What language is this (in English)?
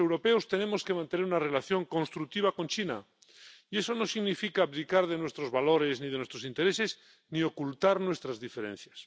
Spanish